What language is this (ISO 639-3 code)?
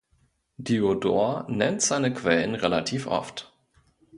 deu